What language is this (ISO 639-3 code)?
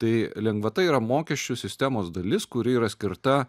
lit